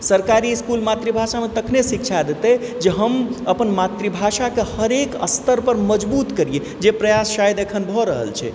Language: Maithili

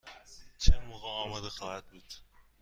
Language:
Persian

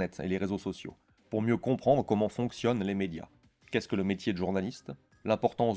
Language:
French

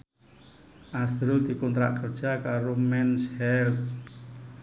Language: Javanese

